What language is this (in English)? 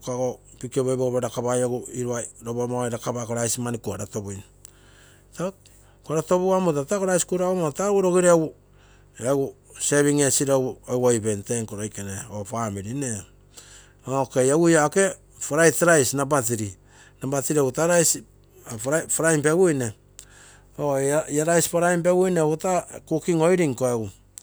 Terei